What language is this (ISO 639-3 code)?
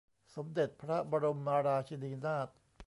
tha